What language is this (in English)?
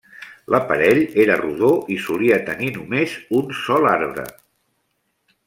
Catalan